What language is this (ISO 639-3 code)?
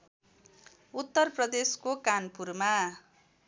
nep